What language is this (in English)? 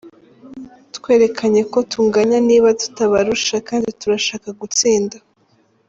Kinyarwanda